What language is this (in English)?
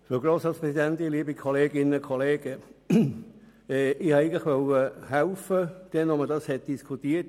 Swiss German